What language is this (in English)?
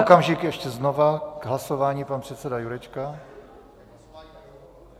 Czech